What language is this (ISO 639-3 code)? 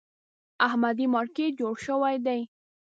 pus